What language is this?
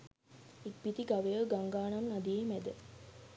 Sinhala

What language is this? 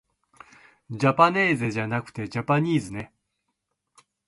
Japanese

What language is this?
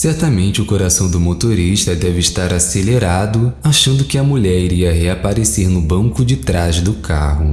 Portuguese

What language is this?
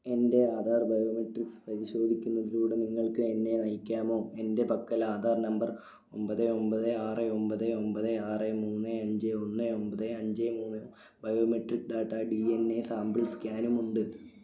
Malayalam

